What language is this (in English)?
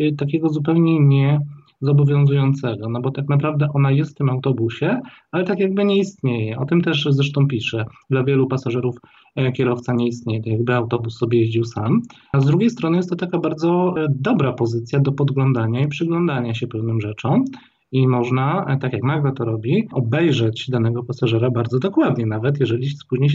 Polish